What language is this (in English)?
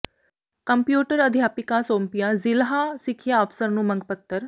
Punjabi